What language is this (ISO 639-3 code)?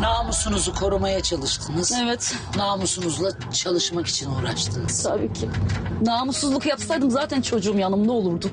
tur